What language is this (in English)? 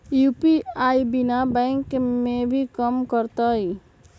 Magahi